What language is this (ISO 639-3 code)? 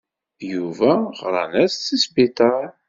kab